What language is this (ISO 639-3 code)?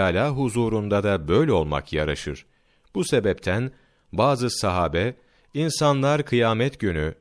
tur